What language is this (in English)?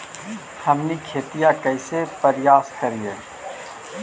Magahi